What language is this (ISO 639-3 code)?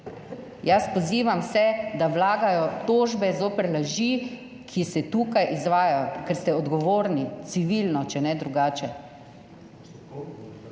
slv